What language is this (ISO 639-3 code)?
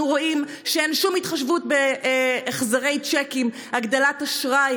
heb